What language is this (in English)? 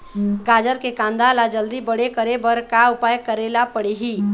Chhattisgarhi